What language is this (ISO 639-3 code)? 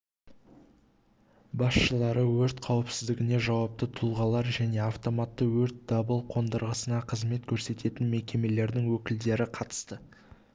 kaz